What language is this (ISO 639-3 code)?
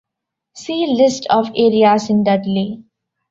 eng